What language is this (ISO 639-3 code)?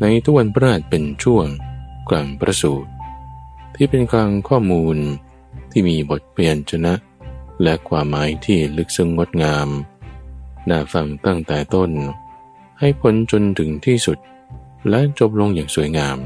tha